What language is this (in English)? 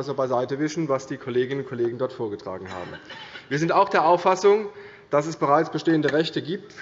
German